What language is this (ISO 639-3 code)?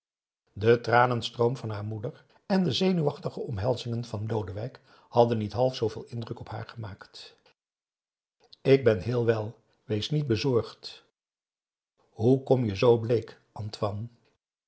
nld